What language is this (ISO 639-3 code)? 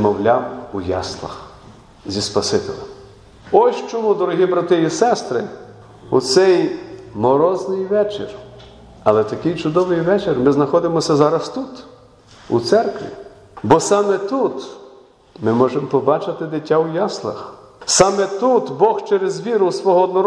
ukr